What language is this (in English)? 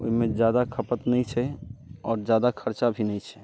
Maithili